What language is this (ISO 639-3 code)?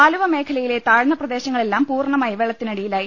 mal